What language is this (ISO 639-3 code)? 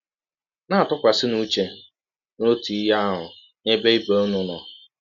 ibo